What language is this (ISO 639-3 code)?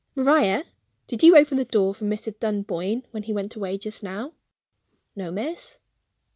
eng